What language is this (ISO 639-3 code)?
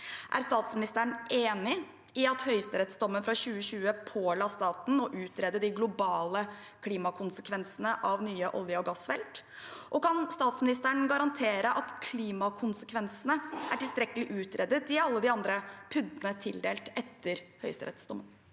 nor